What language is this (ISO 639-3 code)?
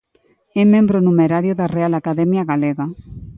glg